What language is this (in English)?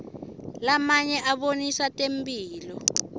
Swati